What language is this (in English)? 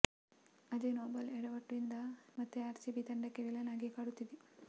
Kannada